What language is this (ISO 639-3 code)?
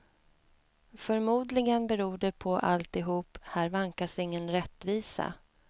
swe